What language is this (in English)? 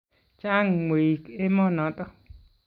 Kalenjin